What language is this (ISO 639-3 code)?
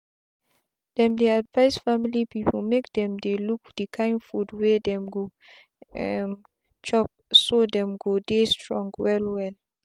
pcm